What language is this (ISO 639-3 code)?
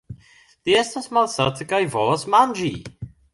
epo